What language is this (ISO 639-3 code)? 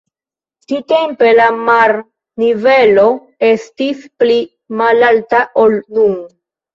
epo